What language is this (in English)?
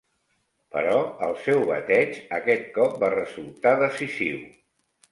Catalan